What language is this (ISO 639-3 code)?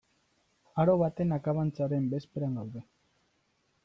eus